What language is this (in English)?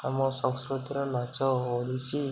Odia